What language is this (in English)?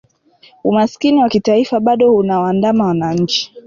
Swahili